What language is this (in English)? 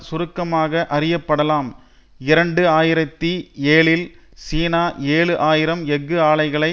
Tamil